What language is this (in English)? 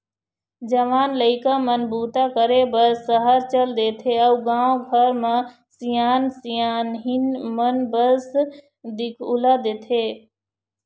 Chhattisgarhi